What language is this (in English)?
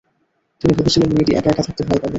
Bangla